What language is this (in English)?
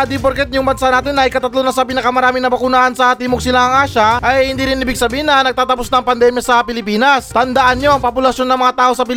Filipino